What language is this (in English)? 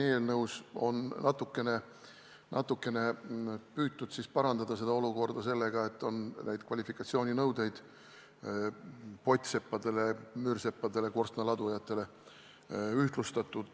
Estonian